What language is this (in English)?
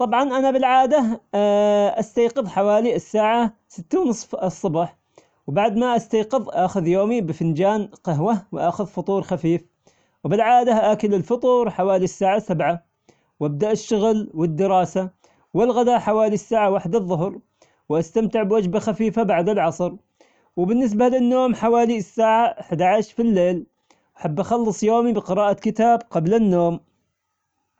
Omani Arabic